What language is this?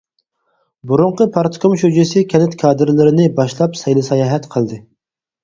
Uyghur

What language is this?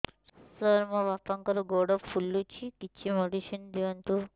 Odia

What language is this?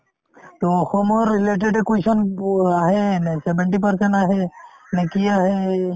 Assamese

